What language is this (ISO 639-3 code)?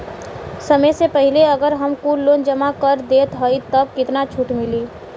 bho